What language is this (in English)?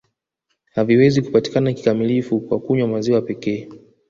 Swahili